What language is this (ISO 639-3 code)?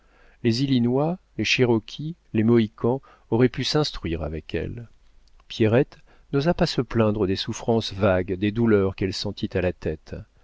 fra